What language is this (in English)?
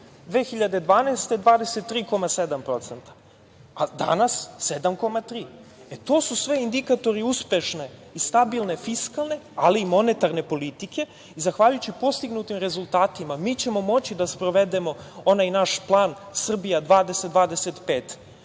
Serbian